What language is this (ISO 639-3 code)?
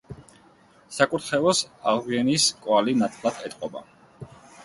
kat